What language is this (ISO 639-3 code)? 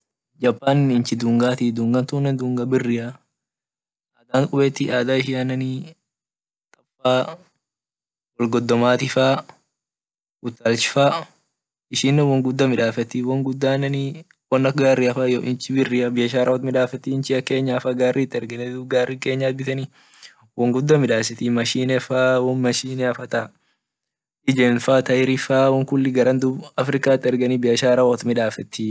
orc